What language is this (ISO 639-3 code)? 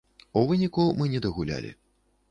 bel